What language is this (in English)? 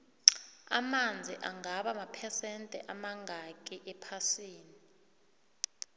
South Ndebele